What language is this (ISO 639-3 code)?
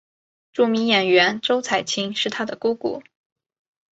zho